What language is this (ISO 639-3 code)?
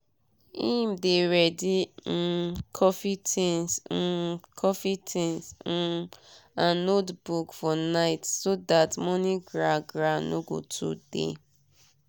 pcm